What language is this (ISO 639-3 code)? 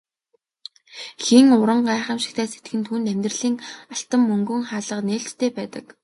mon